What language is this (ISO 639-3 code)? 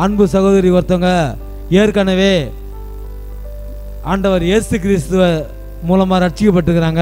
hin